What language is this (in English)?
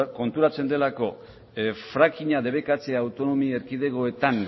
Basque